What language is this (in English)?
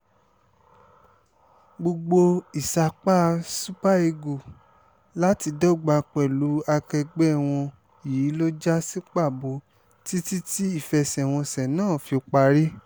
Yoruba